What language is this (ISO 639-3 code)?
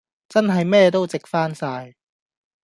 yue